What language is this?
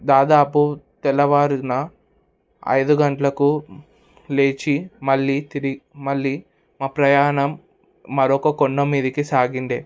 Telugu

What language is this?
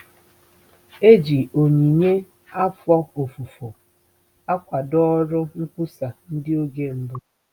Igbo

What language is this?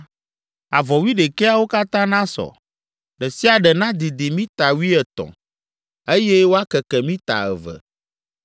Ewe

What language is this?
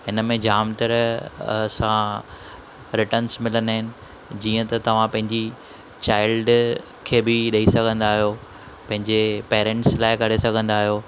Sindhi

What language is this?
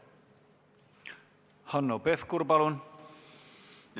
Estonian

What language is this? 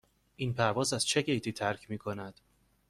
Persian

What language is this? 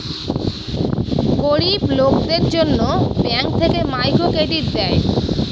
Bangla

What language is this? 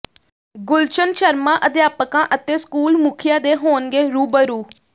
Punjabi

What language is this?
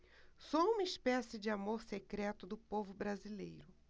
Portuguese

